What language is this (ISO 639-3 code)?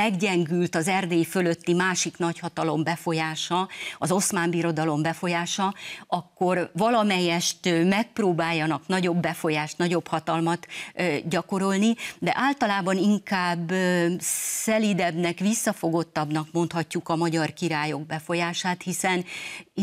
hun